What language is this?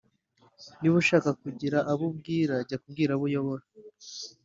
Kinyarwanda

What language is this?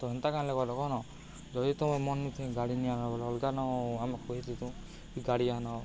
Odia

